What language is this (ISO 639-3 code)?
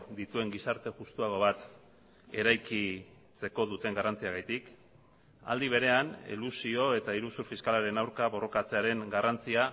eus